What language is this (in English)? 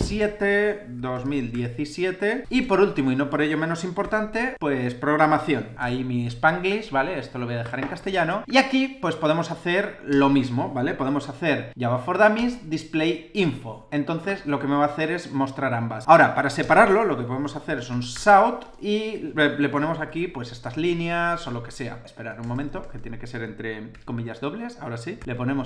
Spanish